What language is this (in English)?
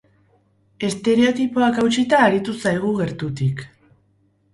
Basque